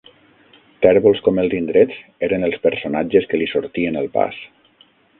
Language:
Catalan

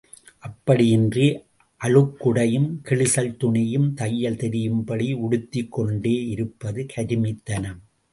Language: Tamil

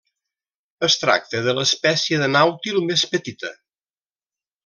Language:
Catalan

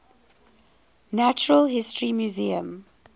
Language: English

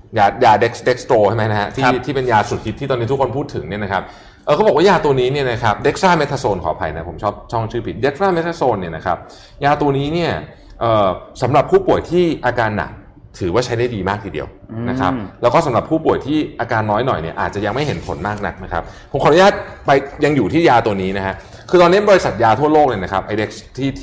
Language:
Thai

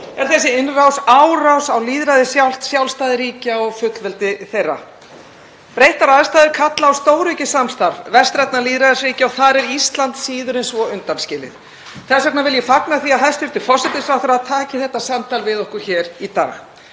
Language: Icelandic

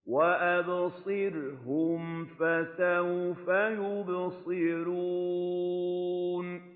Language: Arabic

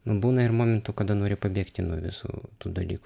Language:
Lithuanian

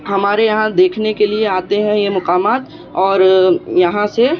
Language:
Urdu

